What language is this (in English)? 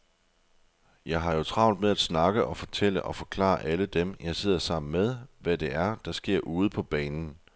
Danish